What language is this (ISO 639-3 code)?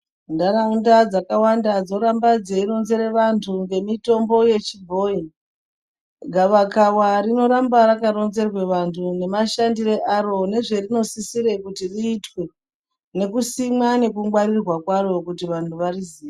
ndc